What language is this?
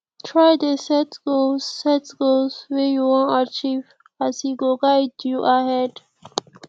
Nigerian Pidgin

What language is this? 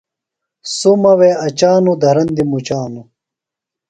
Phalura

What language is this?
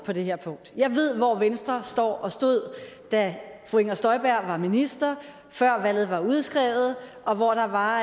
Danish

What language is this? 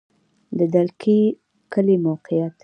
Pashto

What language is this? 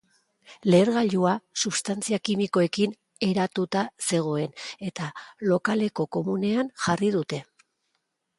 Basque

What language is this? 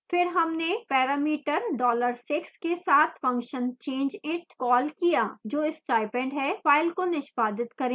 Hindi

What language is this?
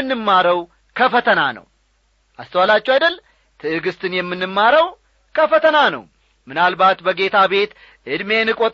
Amharic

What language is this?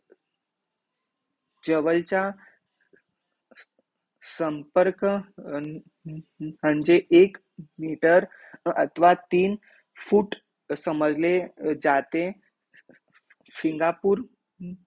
Marathi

